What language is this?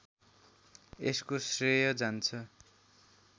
Nepali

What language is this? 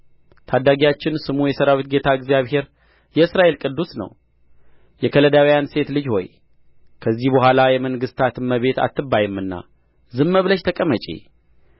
Amharic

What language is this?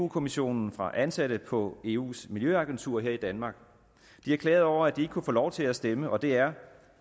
Danish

